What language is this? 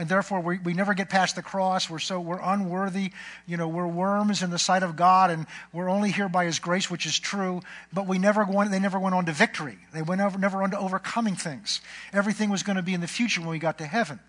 English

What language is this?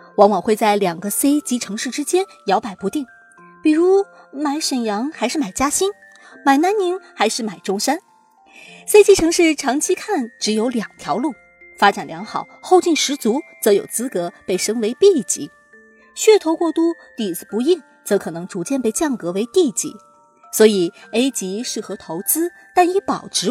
Chinese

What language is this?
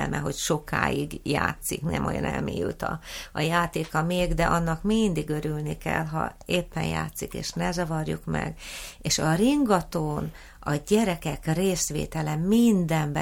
Hungarian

